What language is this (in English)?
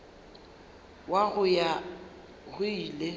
Northern Sotho